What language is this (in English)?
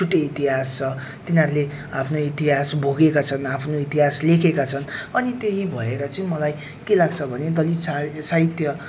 Nepali